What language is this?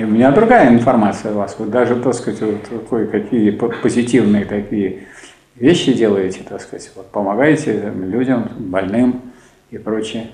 Russian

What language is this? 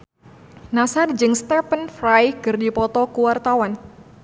Sundanese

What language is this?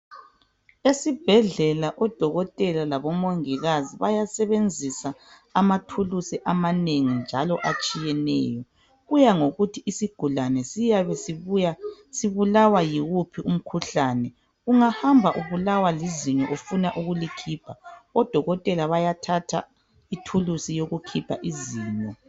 North Ndebele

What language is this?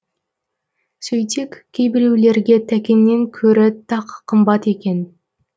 Kazakh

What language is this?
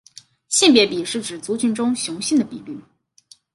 Chinese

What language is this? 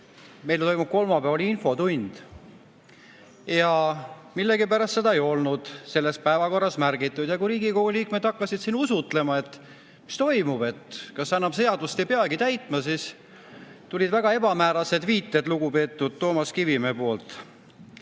Estonian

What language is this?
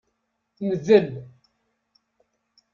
Kabyle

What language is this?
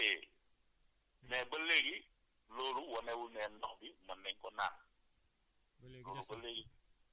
Wolof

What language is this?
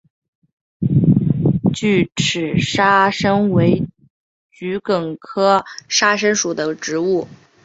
Chinese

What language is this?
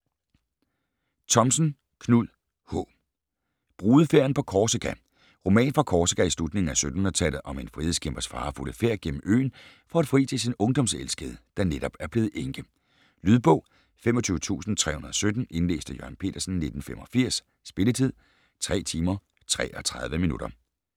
Danish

